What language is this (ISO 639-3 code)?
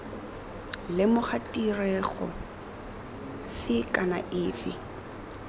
tsn